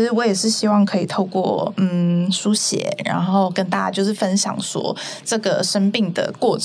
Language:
Chinese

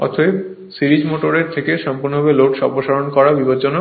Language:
Bangla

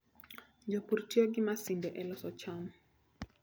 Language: Luo (Kenya and Tanzania)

